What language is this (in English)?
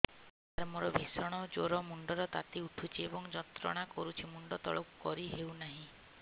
Odia